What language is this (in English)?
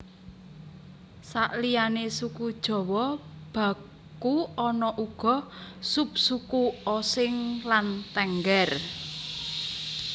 Javanese